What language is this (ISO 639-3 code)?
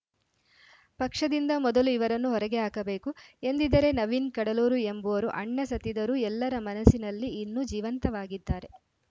kan